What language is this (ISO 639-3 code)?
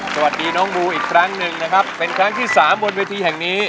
tha